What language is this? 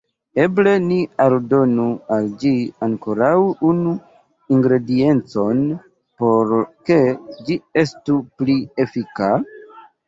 Esperanto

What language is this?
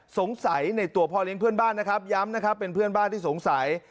Thai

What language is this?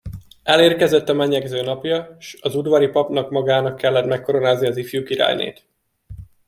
Hungarian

